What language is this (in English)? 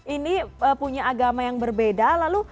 Indonesian